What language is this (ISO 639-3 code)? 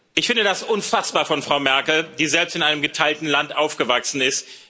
deu